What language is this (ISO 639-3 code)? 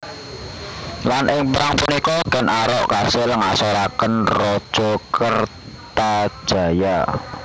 jav